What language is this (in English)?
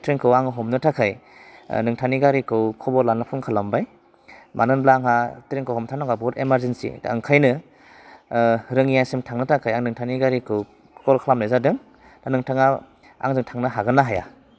Bodo